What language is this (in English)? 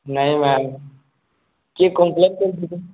Odia